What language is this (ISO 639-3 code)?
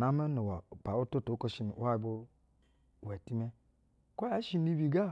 bzw